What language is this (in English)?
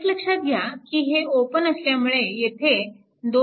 Marathi